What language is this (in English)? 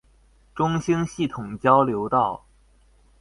Chinese